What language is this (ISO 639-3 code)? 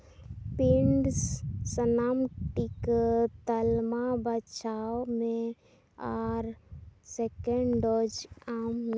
sat